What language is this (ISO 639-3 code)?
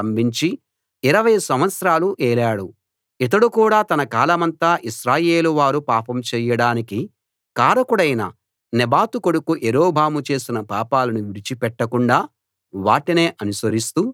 tel